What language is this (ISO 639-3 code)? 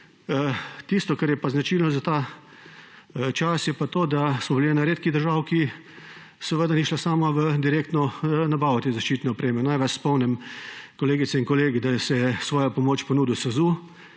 slv